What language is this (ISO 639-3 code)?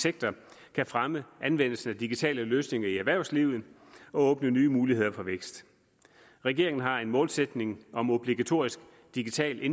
dan